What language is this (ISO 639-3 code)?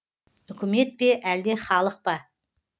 kaz